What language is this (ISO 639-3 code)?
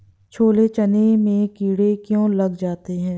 hin